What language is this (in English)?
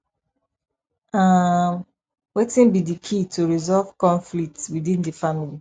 Nigerian Pidgin